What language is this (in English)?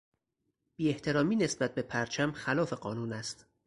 Persian